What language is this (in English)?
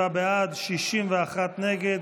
Hebrew